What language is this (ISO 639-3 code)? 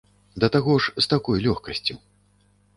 bel